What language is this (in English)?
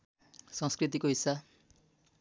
Nepali